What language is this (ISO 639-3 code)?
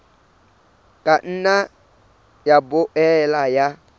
sot